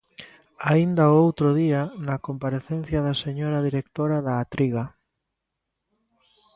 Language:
Galician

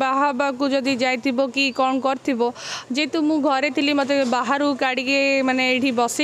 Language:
Hindi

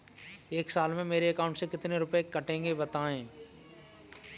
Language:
Hindi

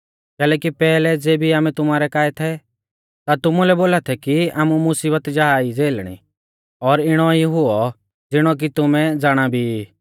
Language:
Mahasu Pahari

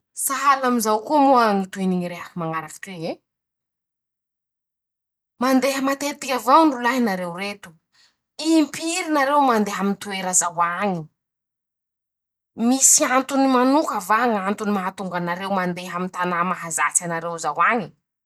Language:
Masikoro Malagasy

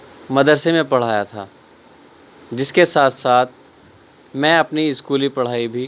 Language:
Urdu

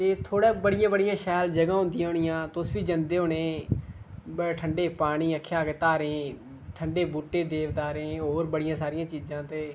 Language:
Dogri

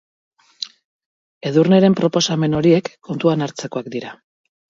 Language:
Basque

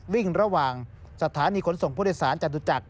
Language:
Thai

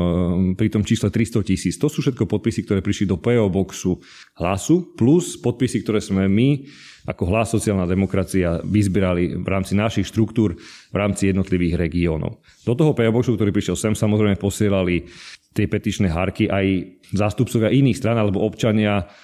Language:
Slovak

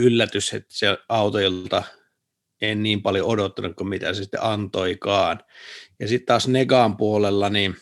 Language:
Finnish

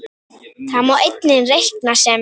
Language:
Icelandic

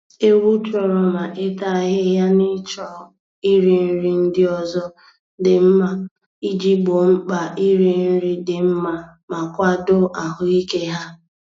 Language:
Igbo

